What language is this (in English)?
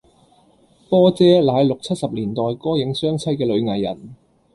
Cantonese